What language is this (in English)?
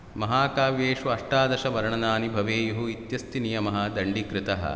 Sanskrit